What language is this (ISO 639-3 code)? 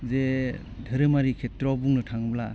brx